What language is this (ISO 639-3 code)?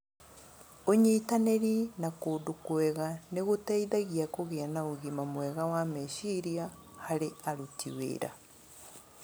kik